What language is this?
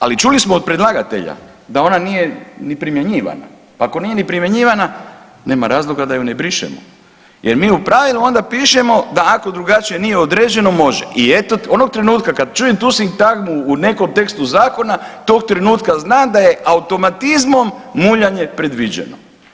Croatian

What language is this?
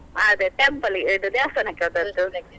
Kannada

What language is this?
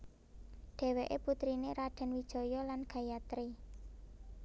Javanese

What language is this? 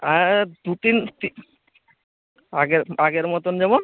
Bangla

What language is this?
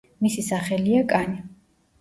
Georgian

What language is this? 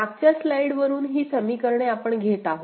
Marathi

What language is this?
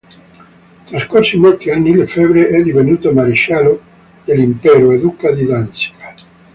Italian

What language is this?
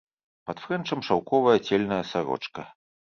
Belarusian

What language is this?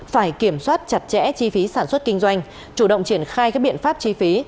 Vietnamese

